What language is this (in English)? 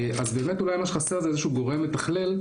Hebrew